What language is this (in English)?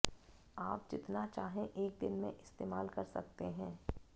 Hindi